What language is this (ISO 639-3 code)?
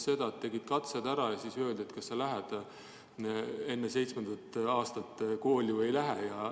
est